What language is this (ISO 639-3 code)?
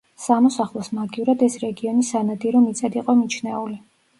kat